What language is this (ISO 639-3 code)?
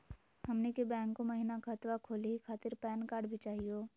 mag